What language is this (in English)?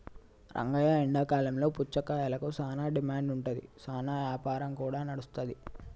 Telugu